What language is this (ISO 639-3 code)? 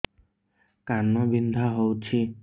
ori